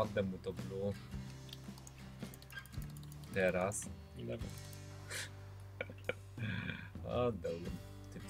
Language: Polish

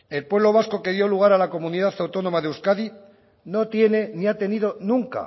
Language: Spanish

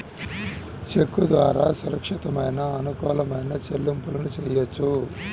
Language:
Telugu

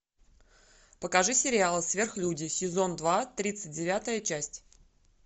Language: Russian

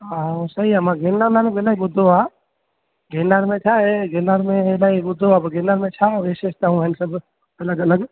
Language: Sindhi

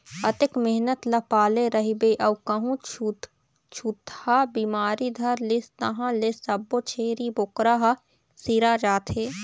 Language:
Chhattisgarhi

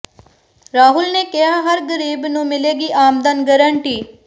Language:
Punjabi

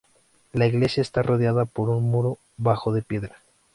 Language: Spanish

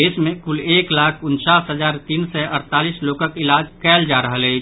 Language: Maithili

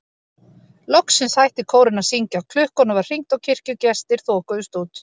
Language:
Icelandic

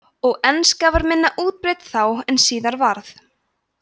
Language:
Icelandic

